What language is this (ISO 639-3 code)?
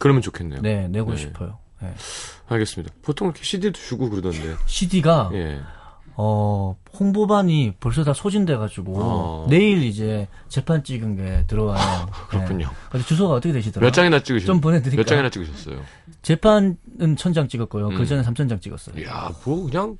kor